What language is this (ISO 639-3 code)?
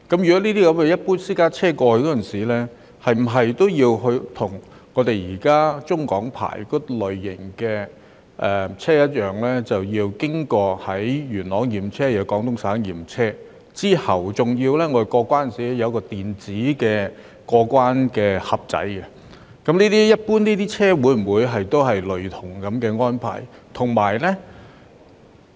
yue